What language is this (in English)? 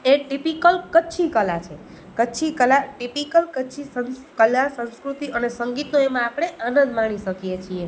Gujarati